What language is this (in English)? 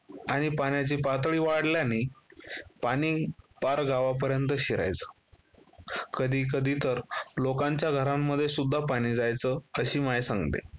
Marathi